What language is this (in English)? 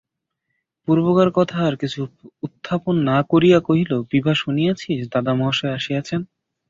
Bangla